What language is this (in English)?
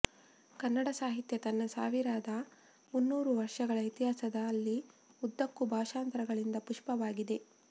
Kannada